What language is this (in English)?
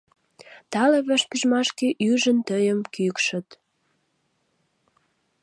Mari